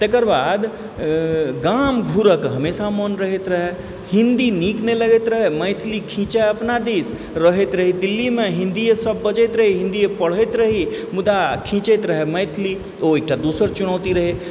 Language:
Maithili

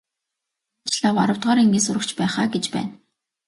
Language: Mongolian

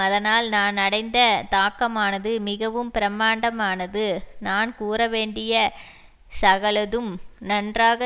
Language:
Tamil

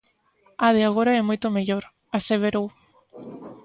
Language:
Galician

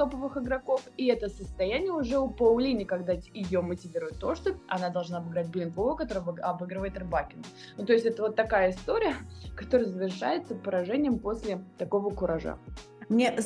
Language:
Russian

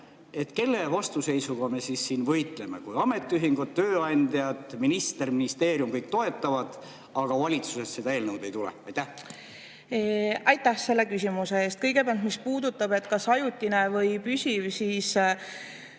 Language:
Estonian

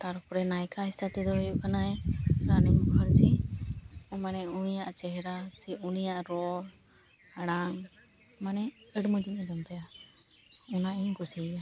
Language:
Santali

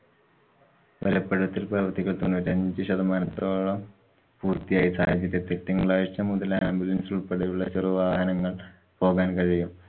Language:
Malayalam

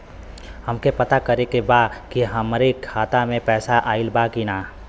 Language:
Bhojpuri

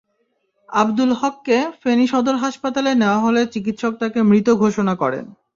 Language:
Bangla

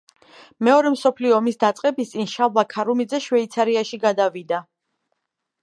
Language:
Georgian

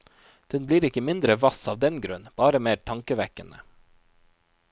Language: Norwegian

